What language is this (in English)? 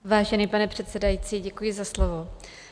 Czech